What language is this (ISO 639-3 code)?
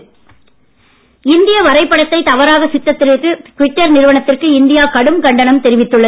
tam